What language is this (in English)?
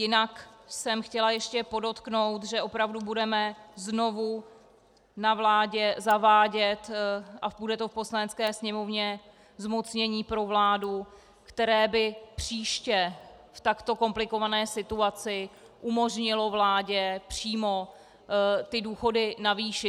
Czech